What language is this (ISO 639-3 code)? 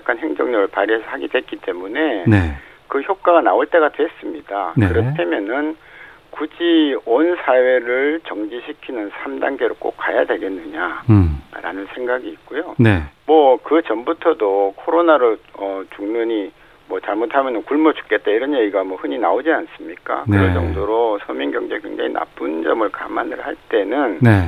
kor